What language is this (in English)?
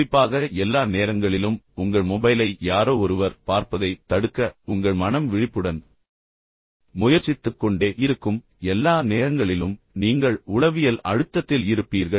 Tamil